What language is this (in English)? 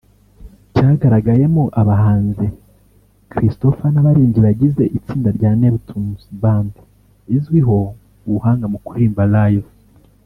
Kinyarwanda